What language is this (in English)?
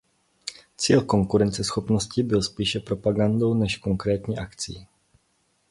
Czech